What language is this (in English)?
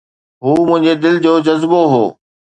Sindhi